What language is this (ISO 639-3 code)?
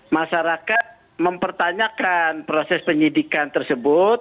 ind